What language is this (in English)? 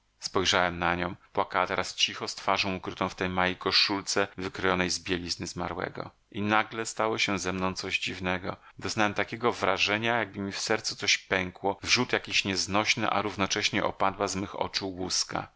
Polish